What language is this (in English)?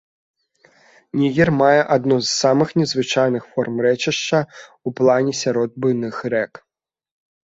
Belarusian